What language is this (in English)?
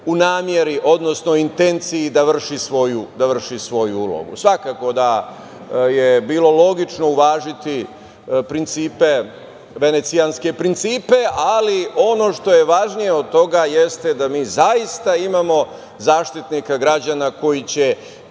Serbian